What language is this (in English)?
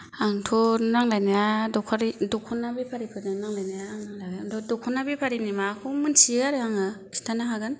Bodo